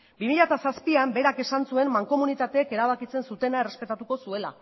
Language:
Basque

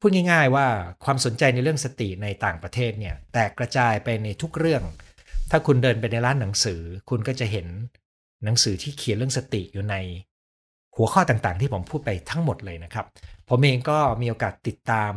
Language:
Thai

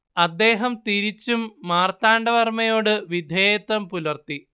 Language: Malayalam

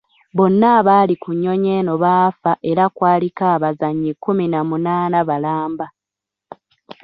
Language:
Ganda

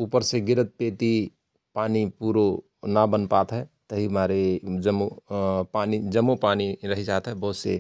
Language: Rana Tharu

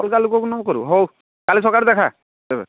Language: Odia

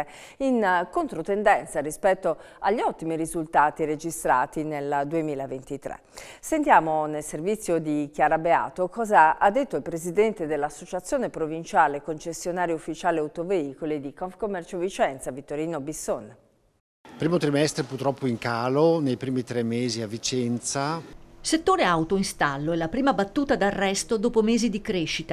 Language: Italian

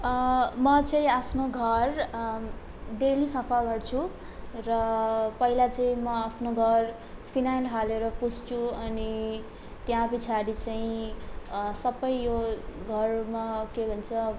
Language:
Nepali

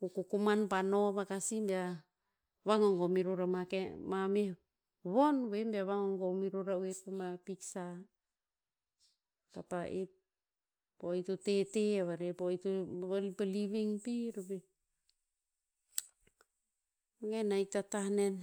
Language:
Tinputz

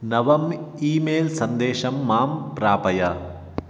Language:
Sanskrit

